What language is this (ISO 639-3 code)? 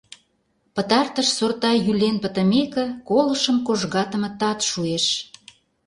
chm